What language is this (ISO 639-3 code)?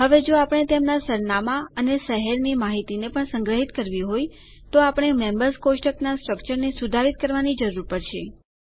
guj